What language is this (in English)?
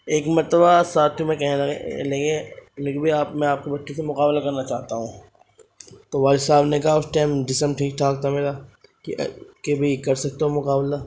Urdu